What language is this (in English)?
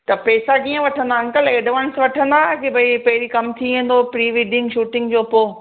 Sindhi